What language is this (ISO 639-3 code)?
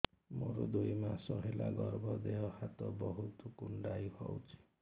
ori